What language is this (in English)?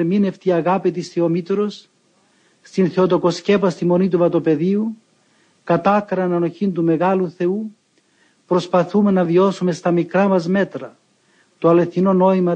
Greek